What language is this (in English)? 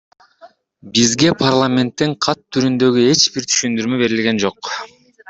Kyrgyz